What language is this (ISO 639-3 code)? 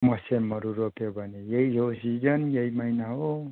nep